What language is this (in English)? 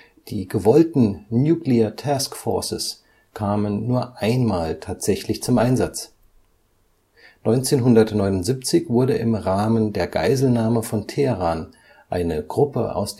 German